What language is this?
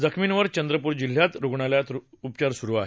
Marathi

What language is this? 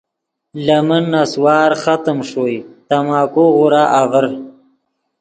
Yidgha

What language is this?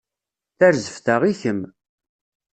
Kabyle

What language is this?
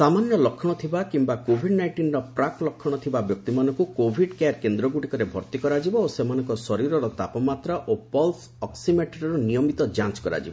Odia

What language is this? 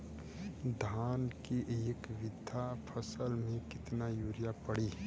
Bhojpuri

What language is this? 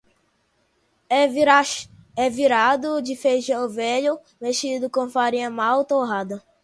Portuguese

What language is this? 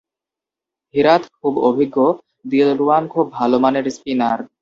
Bangla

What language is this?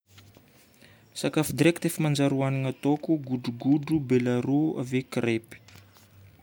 Northern Betsimisaraka Malagasy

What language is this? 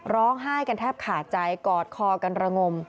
Thai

